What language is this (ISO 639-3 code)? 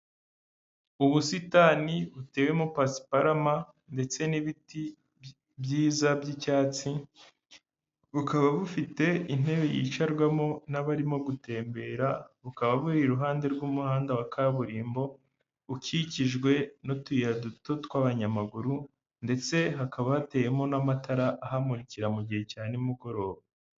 kin